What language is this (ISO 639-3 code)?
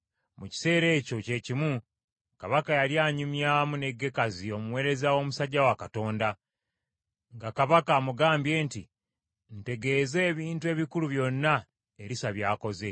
lug